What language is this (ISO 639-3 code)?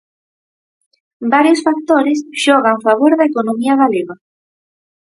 glg